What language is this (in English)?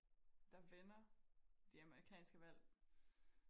Danish